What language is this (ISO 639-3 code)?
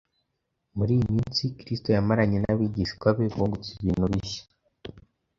kin